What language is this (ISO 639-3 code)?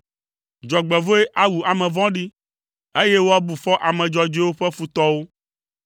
ewe